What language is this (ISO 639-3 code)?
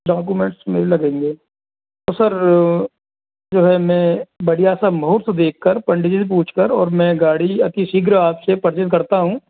hin